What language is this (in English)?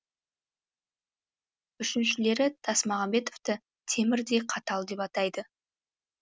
Kazakh